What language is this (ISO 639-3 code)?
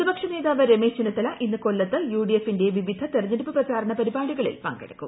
mal